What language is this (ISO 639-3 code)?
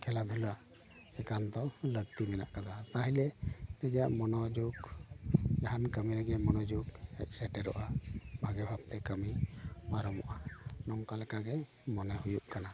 sat